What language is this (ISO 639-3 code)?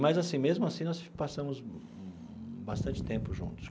por